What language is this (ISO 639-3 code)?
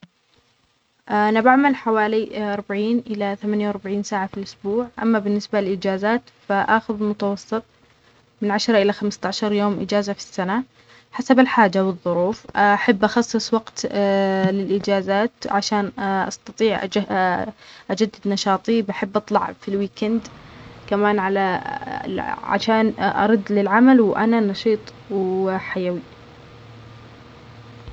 acx